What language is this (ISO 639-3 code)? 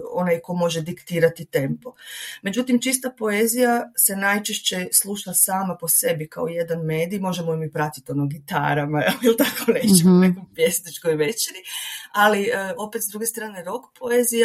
hrv